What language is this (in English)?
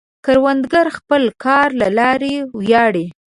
Pashto